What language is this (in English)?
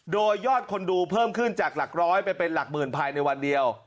Thai